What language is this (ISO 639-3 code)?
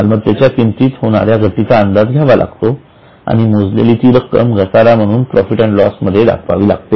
mar